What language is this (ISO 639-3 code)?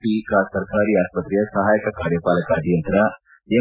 kan